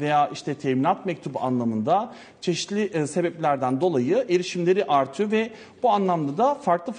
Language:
Turkish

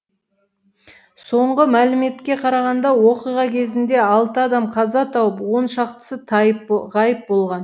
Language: Kazakh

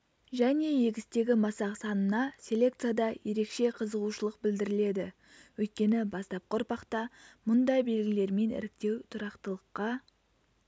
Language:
Kazakh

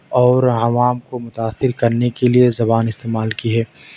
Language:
Urdu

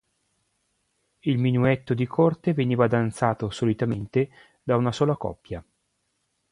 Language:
Italian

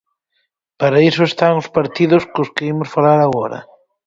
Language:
Galician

